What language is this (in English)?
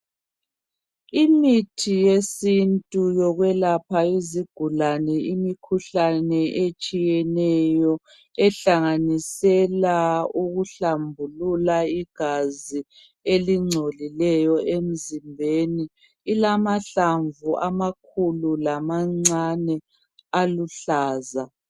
North Ndebele